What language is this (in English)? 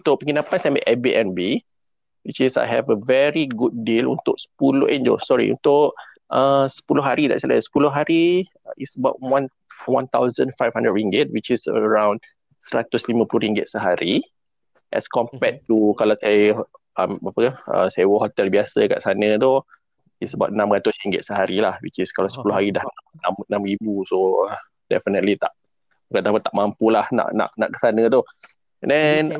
Malay